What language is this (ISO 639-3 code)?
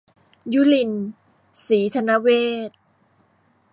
tha